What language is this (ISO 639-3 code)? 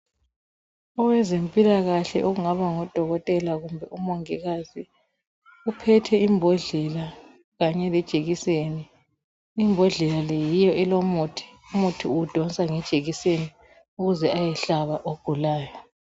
nde